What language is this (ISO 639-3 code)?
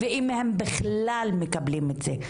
heb